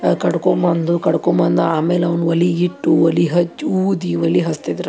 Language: Kannada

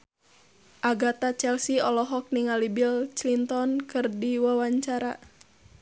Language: Sundanese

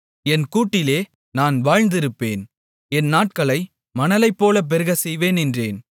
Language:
Tamil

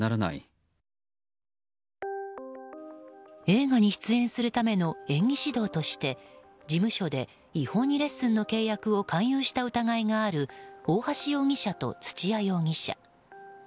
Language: Japanese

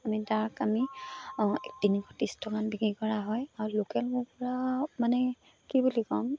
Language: Assamese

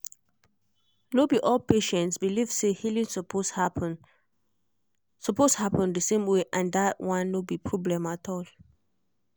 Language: Nigerian Pidgin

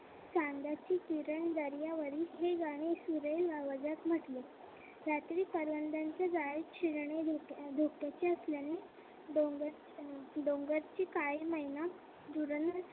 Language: Marathi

